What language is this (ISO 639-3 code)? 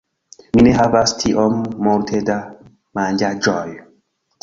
epo